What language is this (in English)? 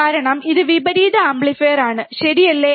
Malayalam